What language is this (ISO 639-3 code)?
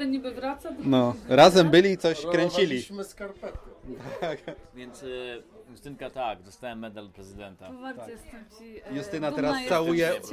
pol